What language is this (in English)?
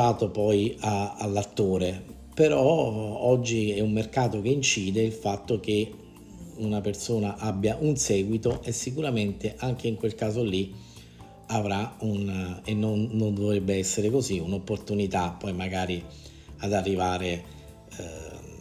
Italian